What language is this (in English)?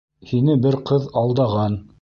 Bashkir